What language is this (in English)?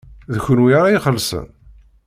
Kabyle